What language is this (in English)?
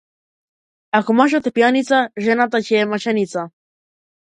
Macedonian